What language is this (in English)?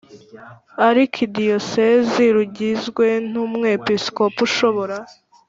Kinyarwanda